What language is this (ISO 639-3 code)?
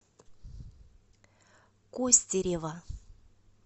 rus